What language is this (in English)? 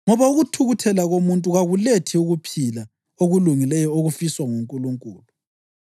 North Ndebele